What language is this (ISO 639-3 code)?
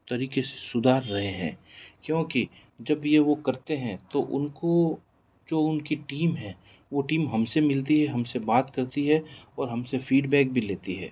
hin